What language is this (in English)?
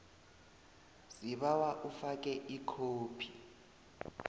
South Ndebele